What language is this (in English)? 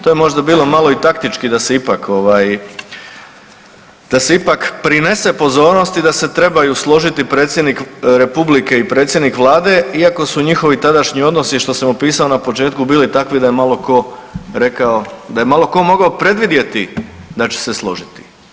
Croatian